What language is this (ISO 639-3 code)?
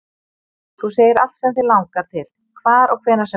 isl